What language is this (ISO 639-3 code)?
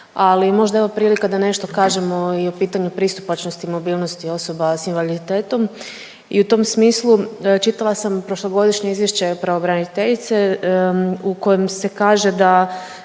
hrv